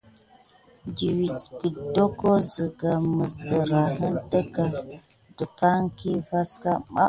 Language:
Gidar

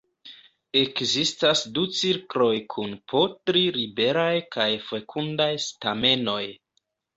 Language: Esperanto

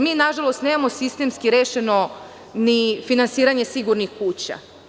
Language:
Serbian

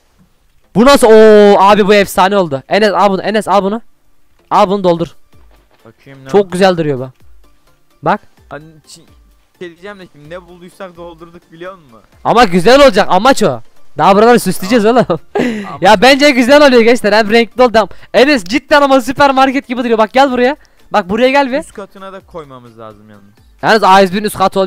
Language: Turkish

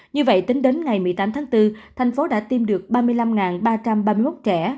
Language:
Vietnamese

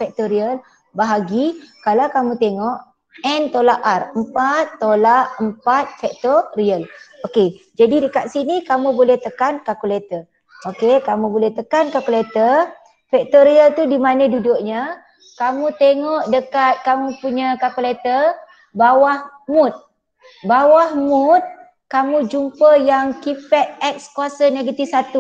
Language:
Malay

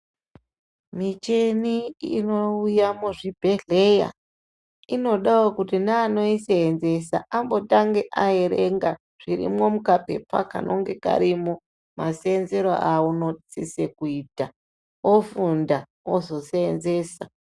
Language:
Ndau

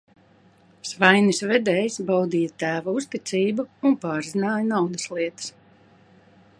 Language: Latvian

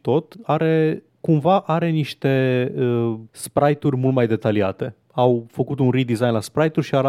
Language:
Romanian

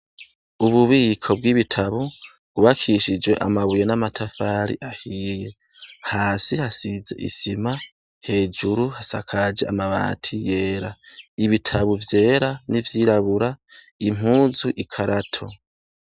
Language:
Rundi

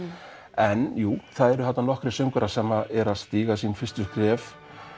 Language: Icelandic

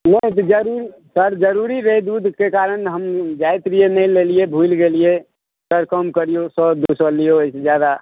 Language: Maithili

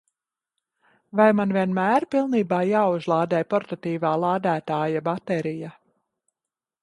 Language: Latvian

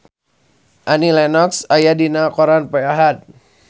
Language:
Sundanese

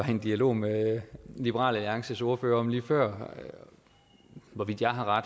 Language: Danish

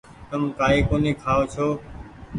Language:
Goaria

